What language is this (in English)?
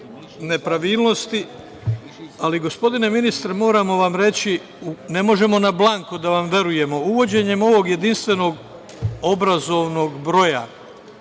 Serbian